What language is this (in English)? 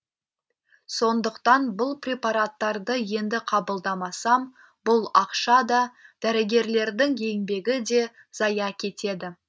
Kazakh